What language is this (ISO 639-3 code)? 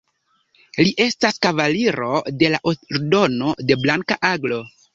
epo